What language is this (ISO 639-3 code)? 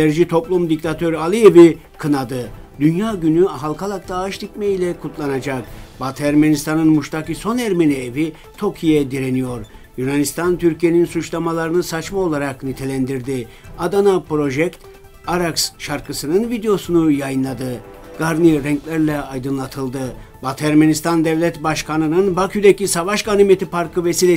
tur